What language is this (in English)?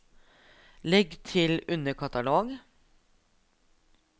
Norwegian